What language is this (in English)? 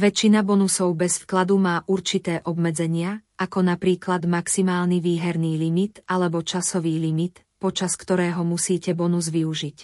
Slovak